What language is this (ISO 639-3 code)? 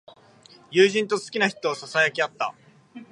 jpn